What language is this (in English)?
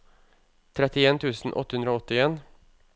Norwegian